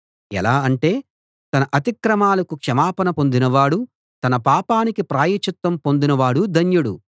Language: Telugu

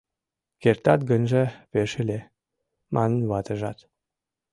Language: Mari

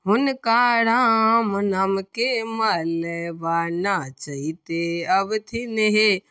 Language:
Maithili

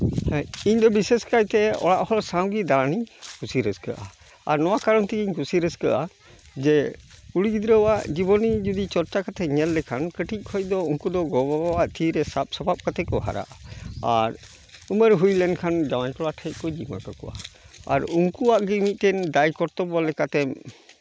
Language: Santali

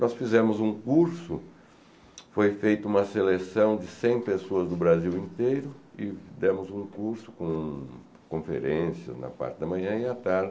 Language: Portuguese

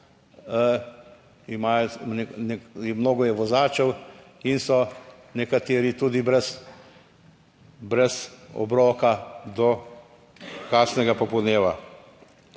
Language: Slovenian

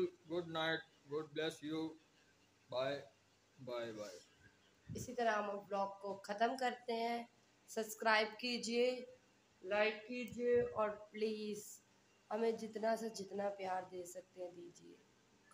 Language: Hindi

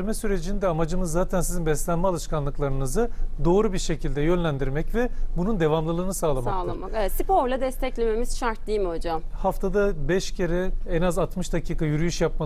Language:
Turkish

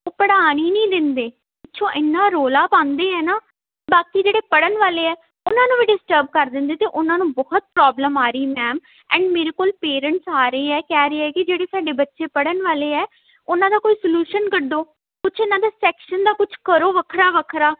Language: Punjabi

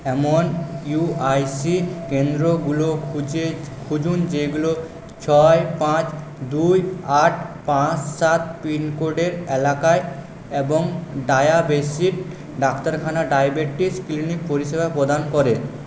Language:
Bangla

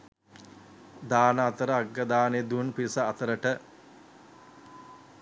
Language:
Sinhala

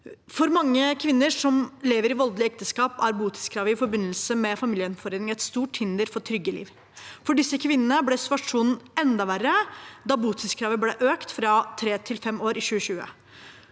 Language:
Norwegian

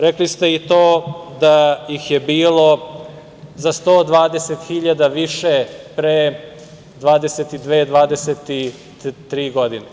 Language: Serbian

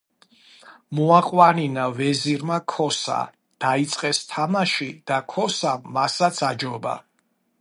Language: Georgian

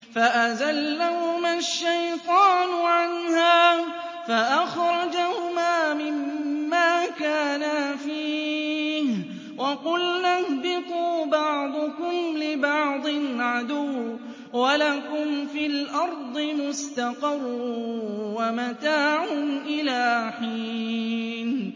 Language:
Arabic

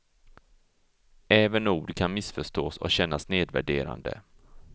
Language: Swedish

